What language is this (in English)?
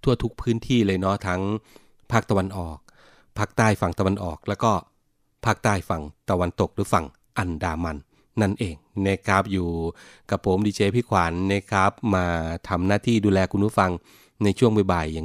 Thai